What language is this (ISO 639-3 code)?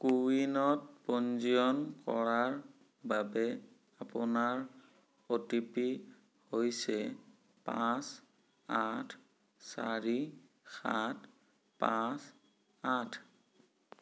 asm